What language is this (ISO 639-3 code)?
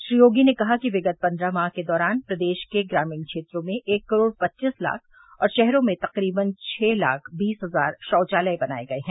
hin